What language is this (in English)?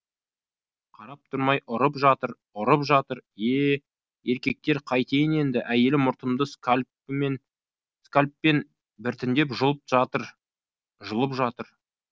Kazakh